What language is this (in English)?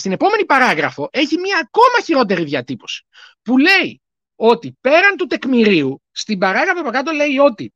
Greek